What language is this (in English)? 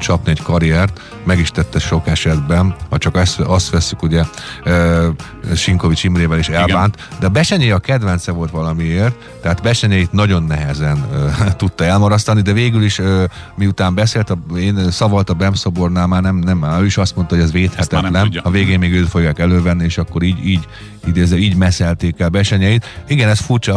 Hungarian